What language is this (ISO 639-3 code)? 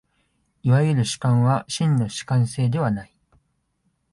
jpn